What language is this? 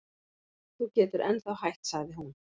Icelandic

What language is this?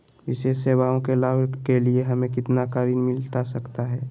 Magahi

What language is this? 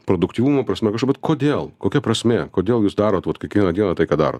Lithuanian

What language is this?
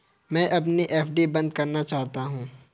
Hindi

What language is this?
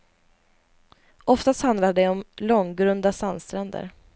Swedish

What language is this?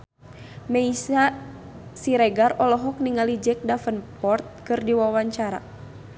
Sundanese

